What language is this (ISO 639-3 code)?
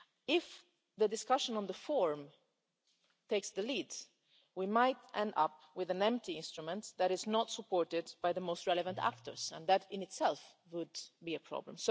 eng